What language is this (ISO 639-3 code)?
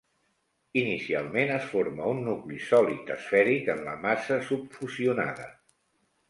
cat